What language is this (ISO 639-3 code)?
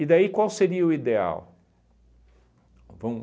por